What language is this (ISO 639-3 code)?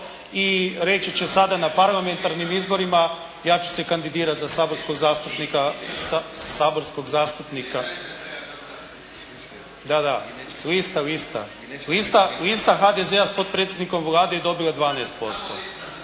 hrv